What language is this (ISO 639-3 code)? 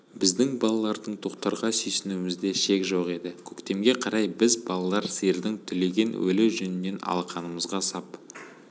kaz